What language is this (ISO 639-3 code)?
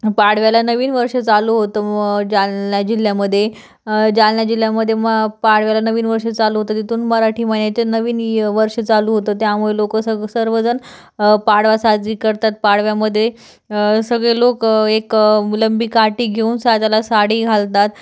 mar